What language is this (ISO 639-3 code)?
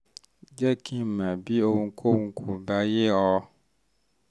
yor